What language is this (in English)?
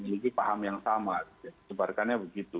Indonesian